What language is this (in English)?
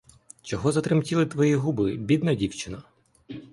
Ukrainian